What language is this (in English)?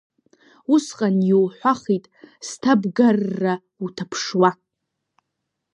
Abkhazian